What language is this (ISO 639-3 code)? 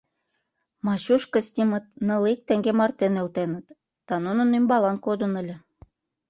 chm